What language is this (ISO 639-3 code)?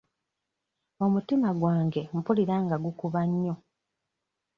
lug